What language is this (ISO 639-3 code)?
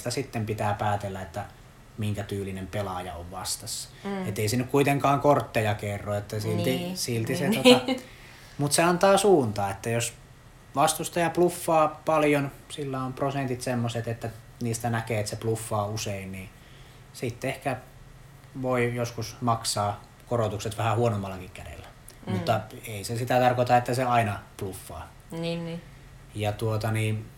fin